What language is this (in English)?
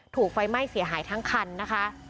Thai